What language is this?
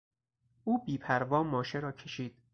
Persian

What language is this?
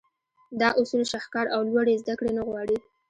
Pashto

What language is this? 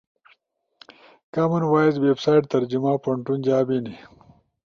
Ushojo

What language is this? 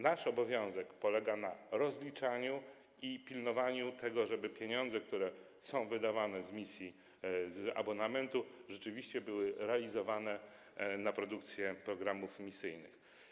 Polish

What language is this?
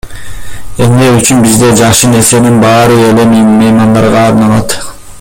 Kyrgyz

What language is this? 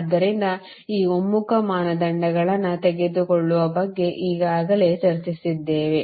Kannada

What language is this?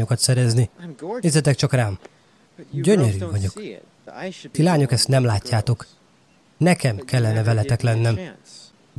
Hungarian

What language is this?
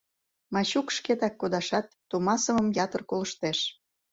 Mari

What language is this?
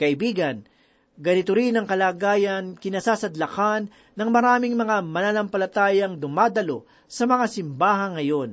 Filipino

